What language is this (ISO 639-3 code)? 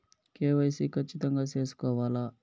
tel